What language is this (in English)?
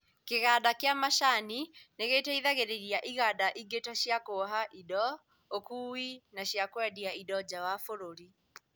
Kikuyu